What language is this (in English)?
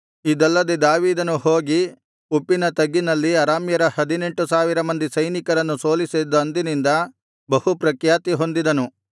Kannada